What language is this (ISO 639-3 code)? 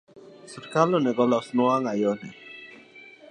luo